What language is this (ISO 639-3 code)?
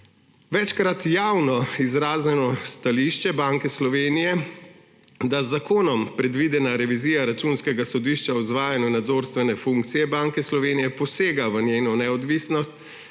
slv